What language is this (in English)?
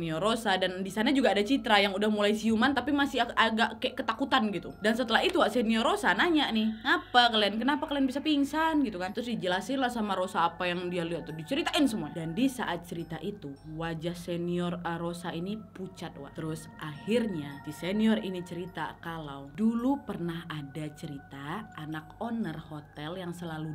Indonesian